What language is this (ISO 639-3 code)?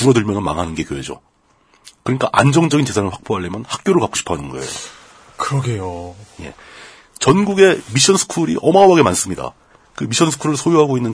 kor